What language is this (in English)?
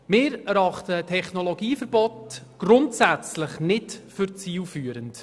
Swiss German